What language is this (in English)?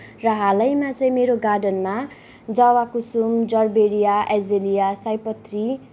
Nepali